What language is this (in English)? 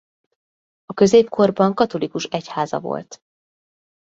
Hungarian